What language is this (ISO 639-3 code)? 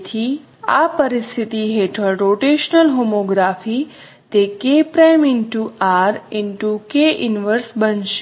guj